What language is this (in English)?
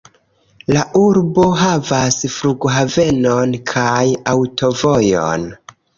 Esperanto